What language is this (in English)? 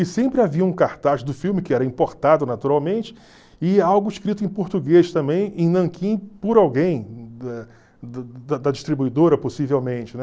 Portuguese